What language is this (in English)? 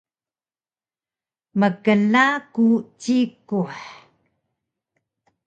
Taroko